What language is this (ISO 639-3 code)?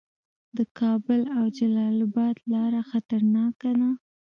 pus